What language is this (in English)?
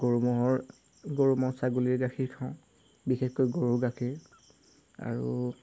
Assamese